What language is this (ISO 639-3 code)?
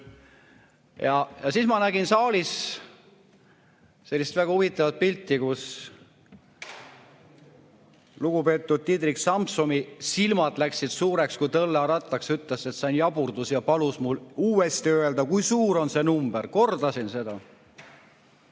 est